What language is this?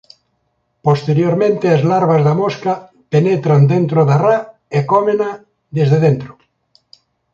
Galician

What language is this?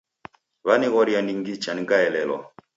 Taita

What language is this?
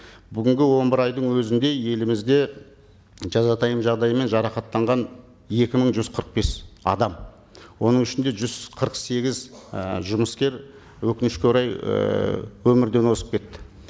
Kazakh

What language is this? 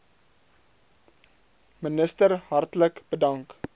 Afrikaans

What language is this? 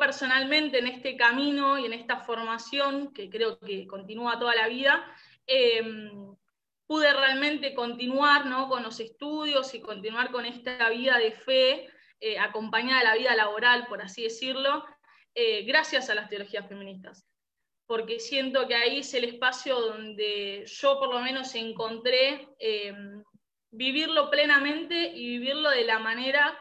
Spanish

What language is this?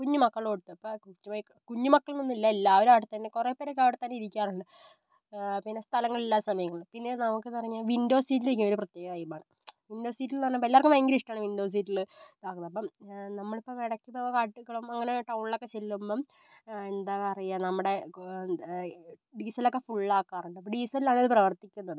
Malayalam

